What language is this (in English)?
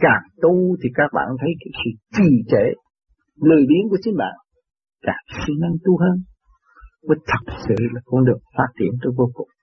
Vietnamese